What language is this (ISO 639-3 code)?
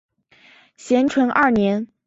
zho